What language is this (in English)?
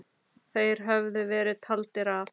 Icelandic